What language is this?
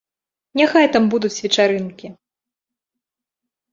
Belarusian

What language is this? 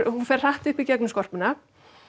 Icelandic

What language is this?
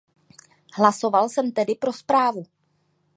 Czech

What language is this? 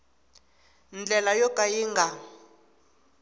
Tsonga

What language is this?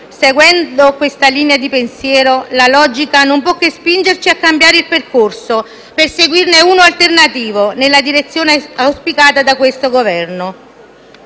Italian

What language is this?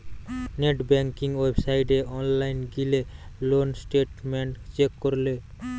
Bangla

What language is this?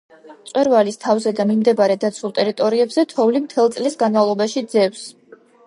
Georgian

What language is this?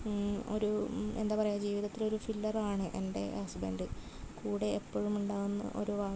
Malayalam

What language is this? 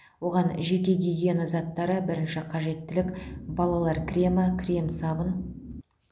Kazakh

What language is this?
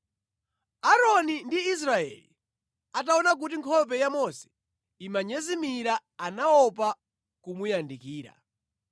Nyanja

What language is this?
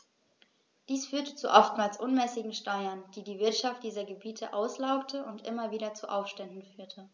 German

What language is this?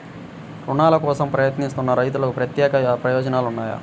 Telugu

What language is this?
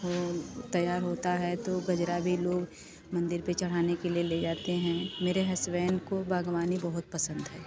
Hindi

